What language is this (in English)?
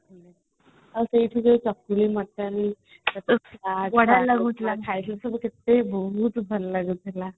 Odia